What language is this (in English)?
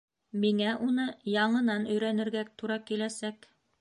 Bashkir